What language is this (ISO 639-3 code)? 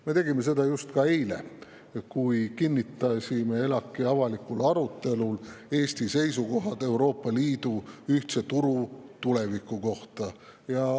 est